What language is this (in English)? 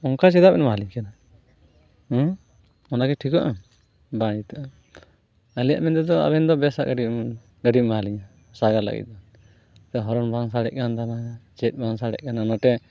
Santali